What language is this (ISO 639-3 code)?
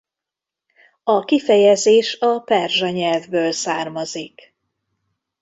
hun